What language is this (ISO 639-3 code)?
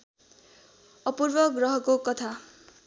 nep